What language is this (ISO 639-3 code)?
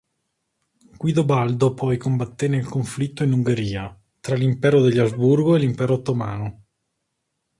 ita